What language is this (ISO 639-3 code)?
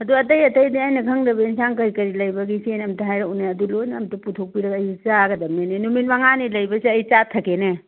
mni